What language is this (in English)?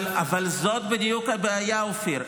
Hebrew